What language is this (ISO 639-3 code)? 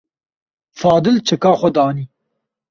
kur